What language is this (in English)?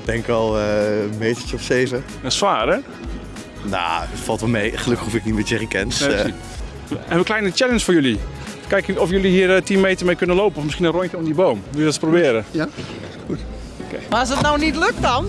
Dutch